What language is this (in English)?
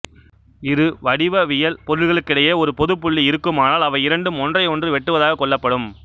Tamil